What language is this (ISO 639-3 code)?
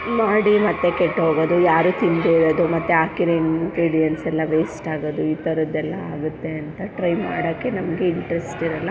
kan